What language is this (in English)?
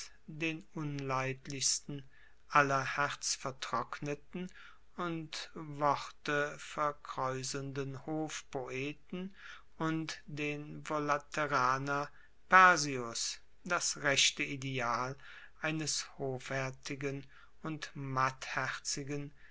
German